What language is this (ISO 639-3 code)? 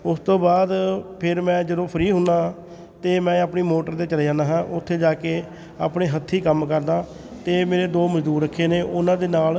pan